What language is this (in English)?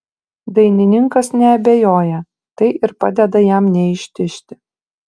Lithuanian